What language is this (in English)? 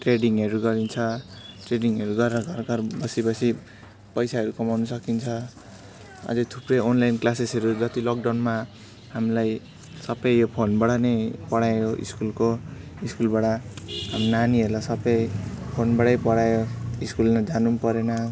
Nepali